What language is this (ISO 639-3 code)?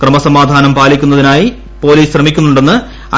mal